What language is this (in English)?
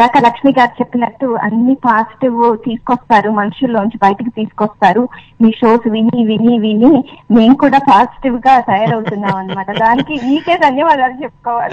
Telugu